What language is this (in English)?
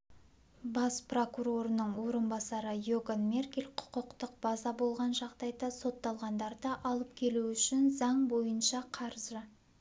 Kazakh